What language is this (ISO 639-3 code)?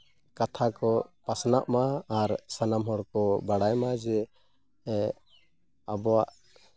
sat